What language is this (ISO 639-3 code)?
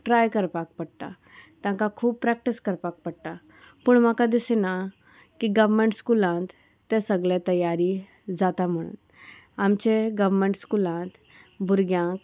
kok